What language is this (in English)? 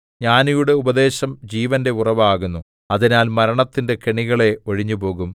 Malayalam